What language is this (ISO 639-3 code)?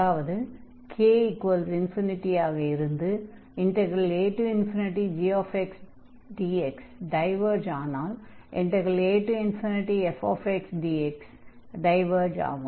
tam